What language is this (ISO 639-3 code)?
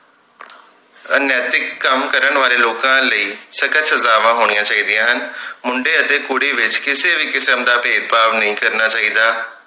pan